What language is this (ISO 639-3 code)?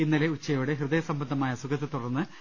mal